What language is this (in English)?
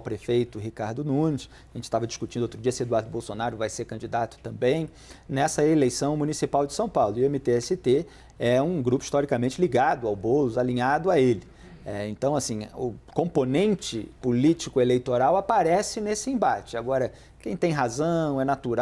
Portuguese